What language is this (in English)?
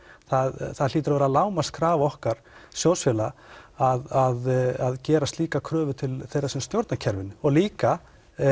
Icelandic